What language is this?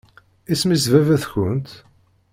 Kabyle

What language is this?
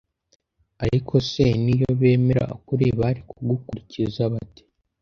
Kinyarwanda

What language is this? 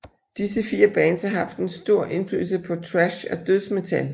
Danish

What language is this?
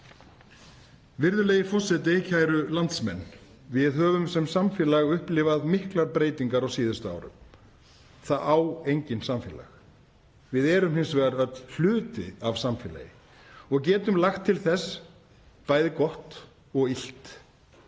Icelandic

